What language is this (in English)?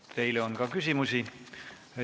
Estonian